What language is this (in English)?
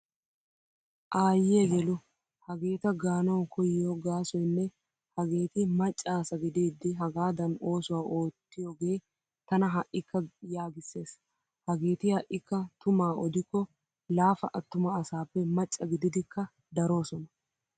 Wolaytta